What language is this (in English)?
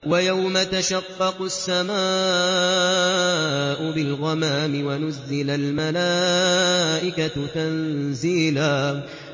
Arabic